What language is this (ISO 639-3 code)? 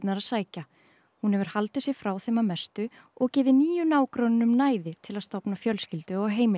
isl